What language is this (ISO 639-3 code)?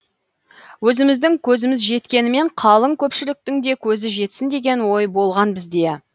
kaz